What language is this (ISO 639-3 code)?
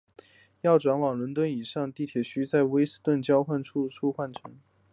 zho